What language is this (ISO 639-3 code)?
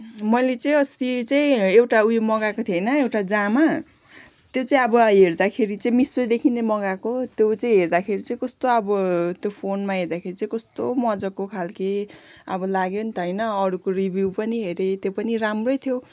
nep